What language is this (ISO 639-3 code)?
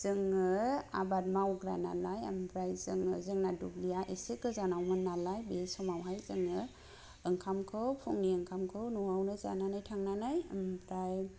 brx